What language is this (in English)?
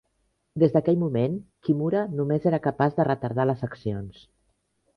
Catalan